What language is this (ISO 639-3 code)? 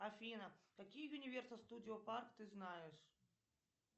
rus